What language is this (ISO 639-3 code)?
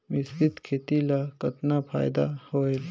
hne